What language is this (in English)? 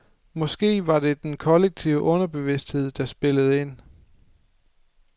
Danish